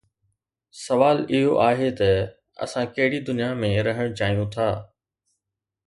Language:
Sindhi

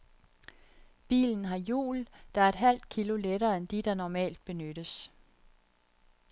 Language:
Danish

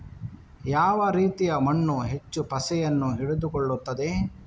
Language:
Kannada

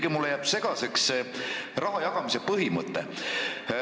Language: Estonian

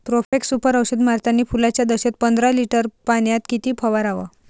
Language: Marathi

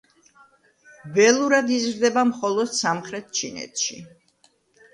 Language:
Georgian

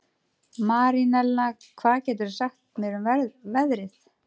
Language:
Icelandic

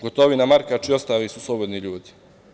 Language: Serbian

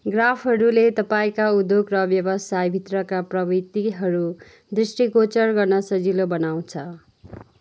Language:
Nepali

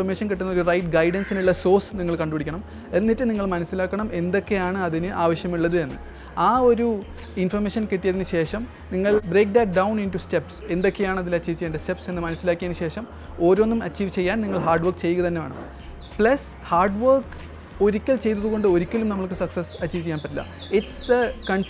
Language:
Malayalam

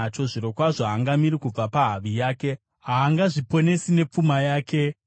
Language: Shona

